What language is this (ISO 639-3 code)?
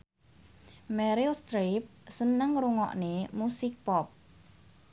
jav